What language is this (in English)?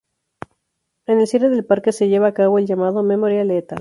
Spanish